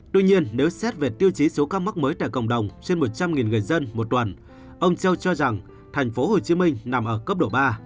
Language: Vietnamese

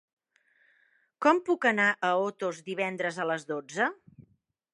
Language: Catalan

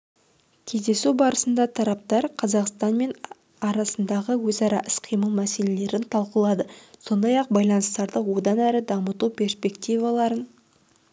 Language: Kazakh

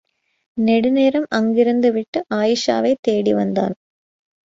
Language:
Tamil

